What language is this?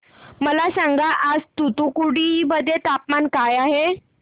Marathi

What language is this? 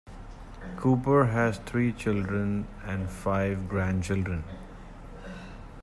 English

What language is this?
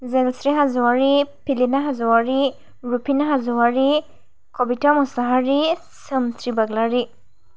Bodo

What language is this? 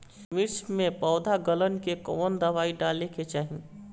Bhojpuri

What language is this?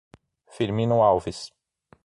Portuguese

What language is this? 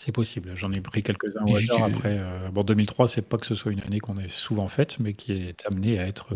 French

